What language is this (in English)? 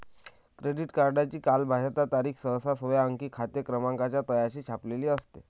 Marathi